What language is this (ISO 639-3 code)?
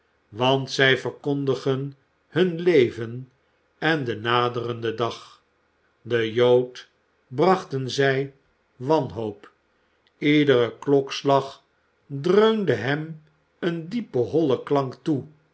nld